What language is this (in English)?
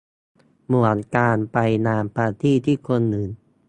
Thai